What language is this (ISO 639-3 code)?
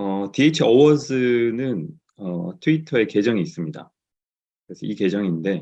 kor